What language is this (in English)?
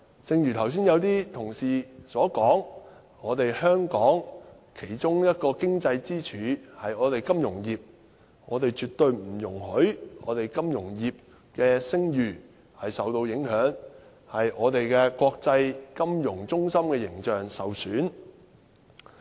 Cantonese